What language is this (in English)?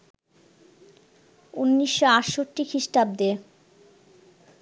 Bangla